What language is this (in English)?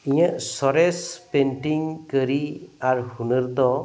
Santali